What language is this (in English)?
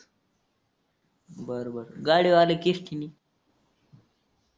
Marathi